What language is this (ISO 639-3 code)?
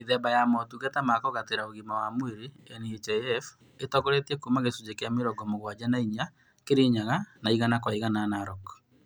kik